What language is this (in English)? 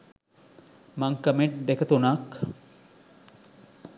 Sinhala